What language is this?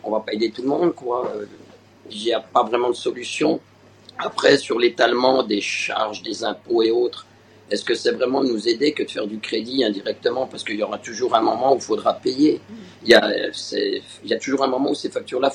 French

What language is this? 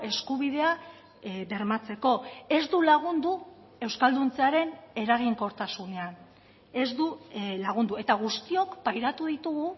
Basque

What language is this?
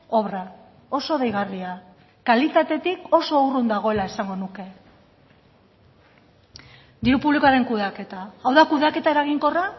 Basque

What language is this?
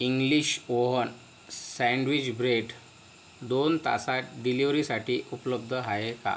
Marathi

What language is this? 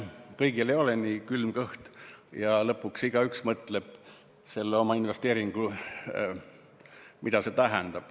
Estonian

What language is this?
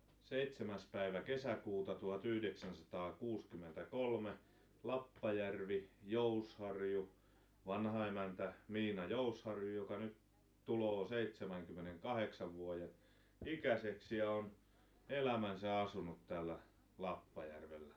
Finnish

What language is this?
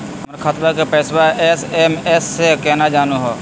Magahi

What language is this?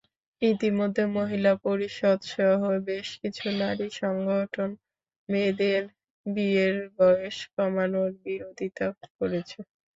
Bangla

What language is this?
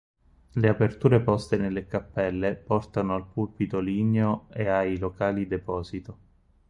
Italian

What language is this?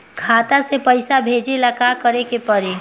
Bhojpuri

